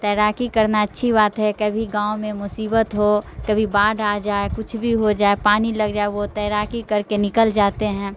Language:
Urdu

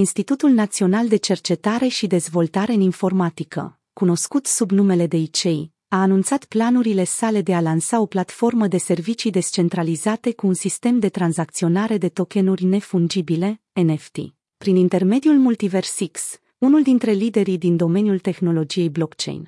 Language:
Romanian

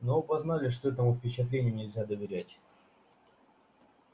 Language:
Russian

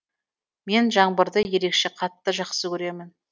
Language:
Kazakh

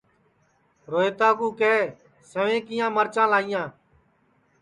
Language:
Sansi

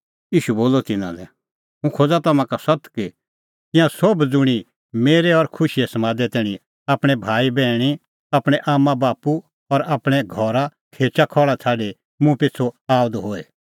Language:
Kullu Pahari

